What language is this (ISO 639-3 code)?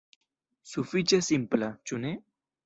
epo